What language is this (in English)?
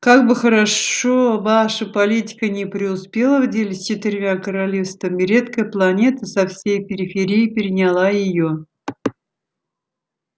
Russian